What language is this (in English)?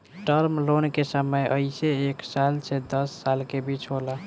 Bhojpuri